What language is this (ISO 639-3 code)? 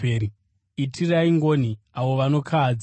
sna